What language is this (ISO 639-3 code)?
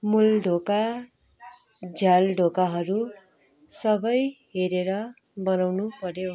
nep